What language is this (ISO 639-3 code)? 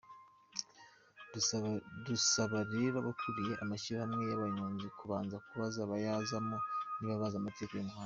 kin